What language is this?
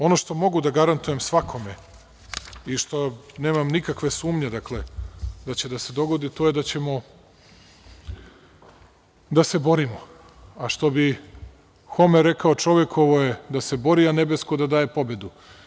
Serbian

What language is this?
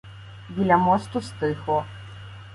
Ukrainian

